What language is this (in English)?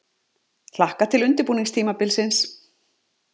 Icelandic